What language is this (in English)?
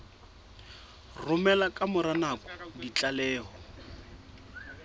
Southern Sotho